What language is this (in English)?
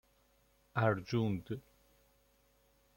Persian